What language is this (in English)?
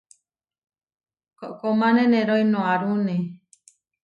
Huarijio